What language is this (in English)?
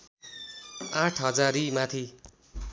Nepali